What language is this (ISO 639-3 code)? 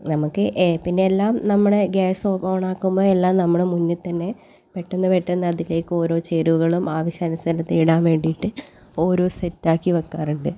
mal